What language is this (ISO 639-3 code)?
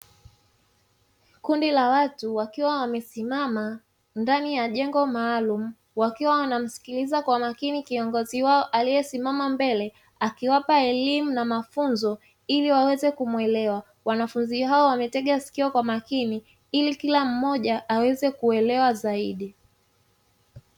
swa